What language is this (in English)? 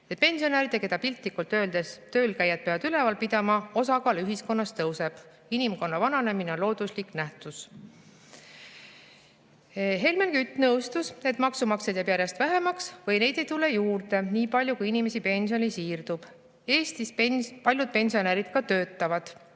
Estonian